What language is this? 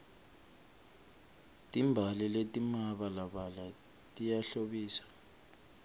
Swati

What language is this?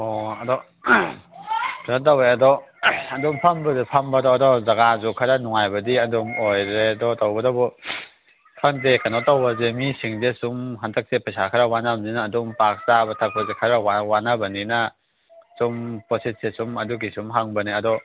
Manipuri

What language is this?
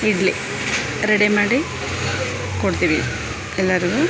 Kannada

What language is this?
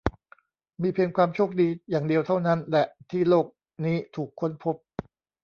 Thai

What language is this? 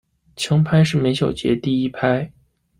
Chinese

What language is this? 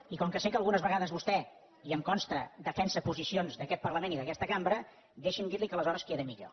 Catalan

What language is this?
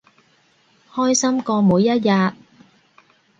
Cantonese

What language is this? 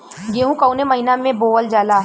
Bhojpuri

